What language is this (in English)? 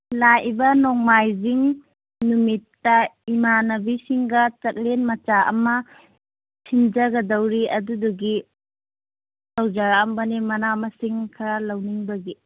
Manipuri